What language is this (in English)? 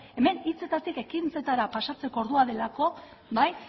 Basque